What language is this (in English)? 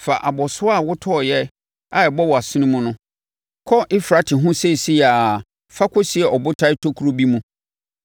Akan